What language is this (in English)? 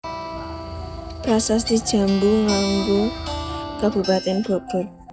Javanese